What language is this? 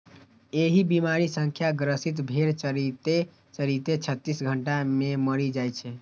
Maithili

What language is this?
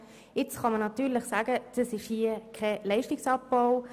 Swiss German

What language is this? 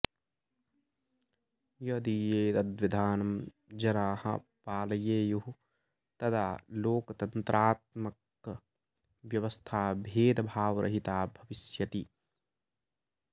Sanskrit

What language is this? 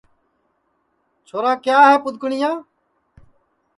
Sansi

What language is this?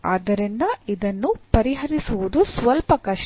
Kannada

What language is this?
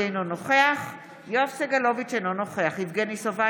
Hebrew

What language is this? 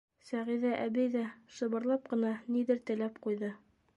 Bashkir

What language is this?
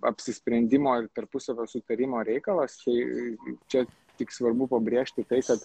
Lithuanian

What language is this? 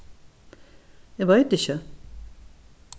Faroese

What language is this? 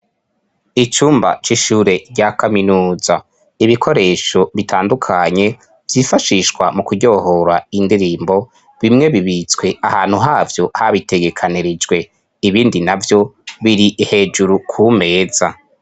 Rundi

